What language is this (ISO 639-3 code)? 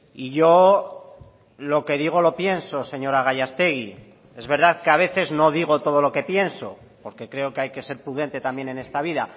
spa